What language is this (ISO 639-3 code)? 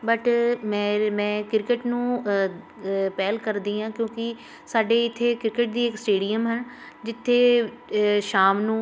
pan